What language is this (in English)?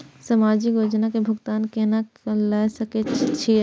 Maithili